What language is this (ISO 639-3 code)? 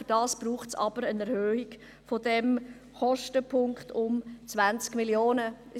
gsw